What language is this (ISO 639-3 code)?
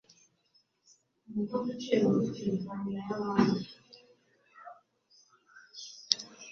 kin